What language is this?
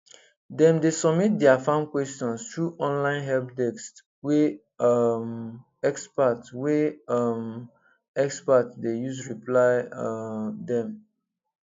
Nigerian Pidgin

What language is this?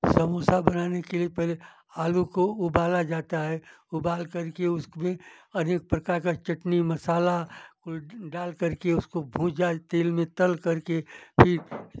Hindi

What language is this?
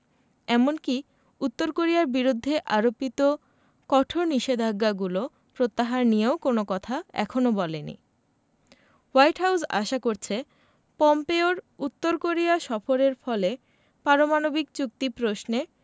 Bangla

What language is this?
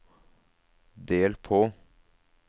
Norwegian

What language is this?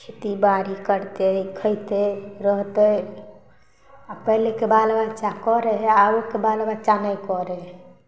Maithili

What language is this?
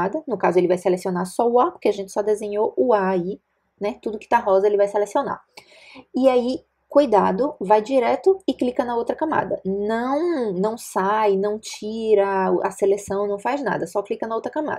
Portuguese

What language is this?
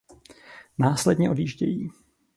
Czech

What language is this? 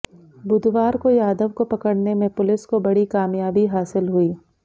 Hindi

